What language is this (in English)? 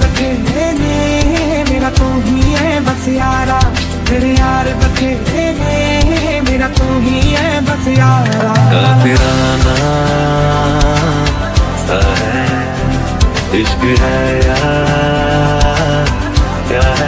Korean